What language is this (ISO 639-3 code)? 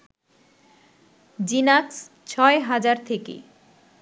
ben